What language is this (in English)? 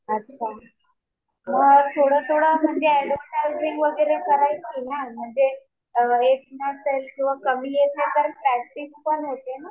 Marathi